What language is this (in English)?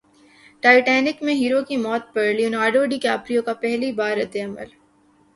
Urdu